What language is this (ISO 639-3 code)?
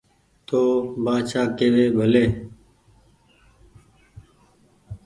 gig